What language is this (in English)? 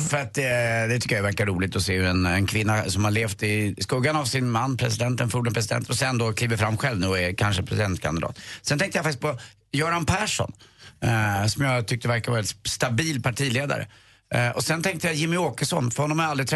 Swedish